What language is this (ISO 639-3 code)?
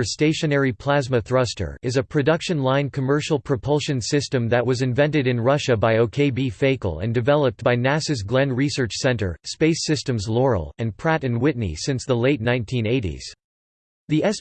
eng